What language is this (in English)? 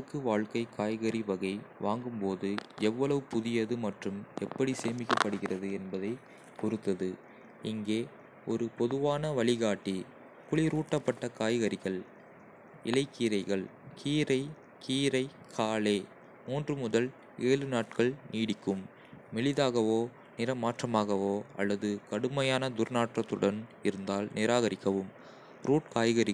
Kota (India)